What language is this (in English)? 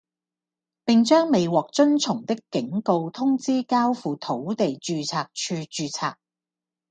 Cantonese